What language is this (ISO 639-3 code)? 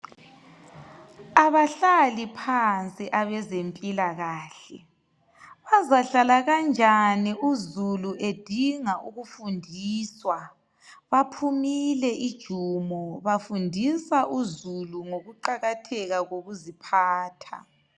nde